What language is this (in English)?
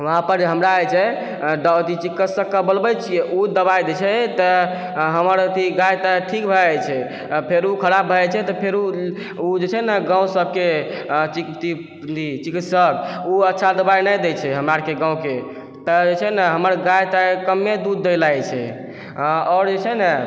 Maithili